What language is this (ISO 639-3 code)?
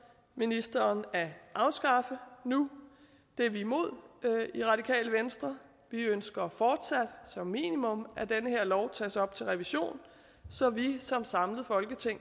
dan